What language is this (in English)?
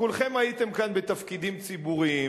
Hebrew